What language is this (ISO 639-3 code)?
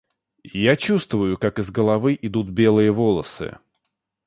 rus